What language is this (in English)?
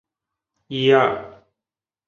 Chinese